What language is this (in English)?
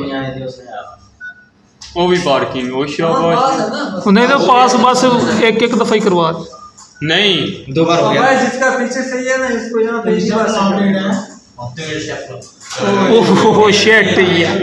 Hindi